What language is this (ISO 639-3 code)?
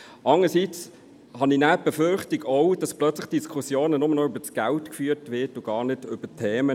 gsw